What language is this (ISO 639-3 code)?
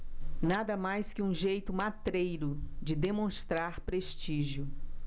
por